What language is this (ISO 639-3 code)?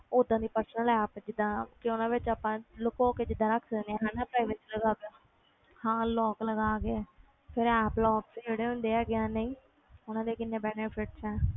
pan